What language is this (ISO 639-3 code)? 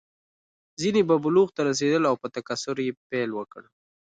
pus